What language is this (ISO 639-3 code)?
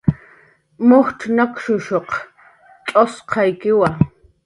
jqr